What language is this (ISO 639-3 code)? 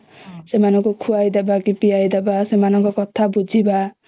ori